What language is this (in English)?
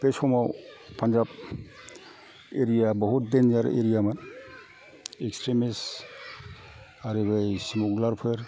Bodo